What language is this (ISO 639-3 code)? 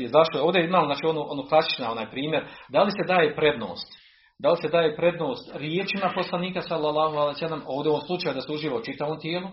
hrv